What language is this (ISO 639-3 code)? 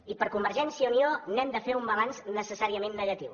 cat